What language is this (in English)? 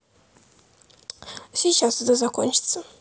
Russian